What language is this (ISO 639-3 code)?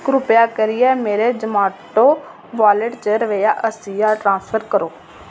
doi